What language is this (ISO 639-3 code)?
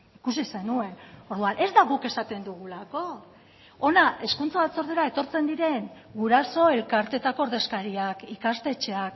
eus